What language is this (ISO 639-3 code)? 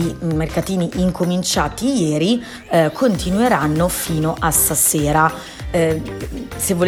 ita